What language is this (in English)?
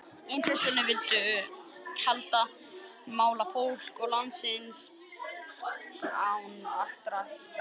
Icelandic